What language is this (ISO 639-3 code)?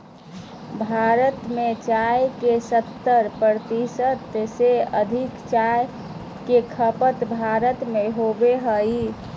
mag